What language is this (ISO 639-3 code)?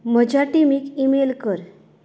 kok